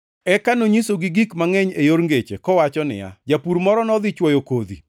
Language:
Luo (Kenya and Tanzania)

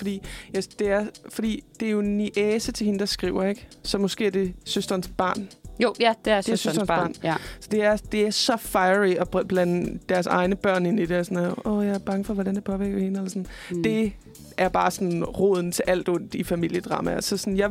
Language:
Danish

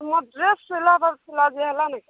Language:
Odia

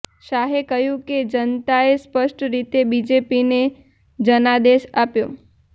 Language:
Gujarati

